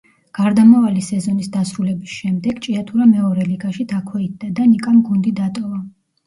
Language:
Georgian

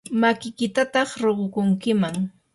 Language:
Yanahuanca Pasco Quechua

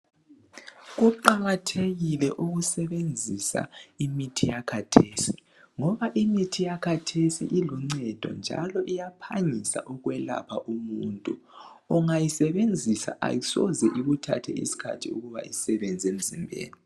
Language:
North Ndebele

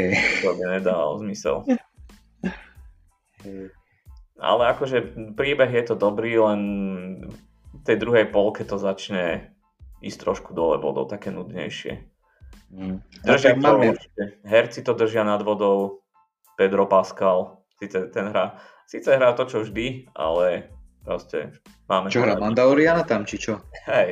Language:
Slovak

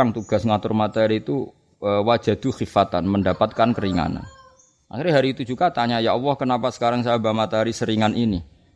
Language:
Malay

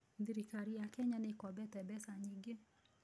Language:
Kikuyu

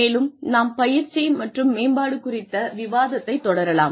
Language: Tamil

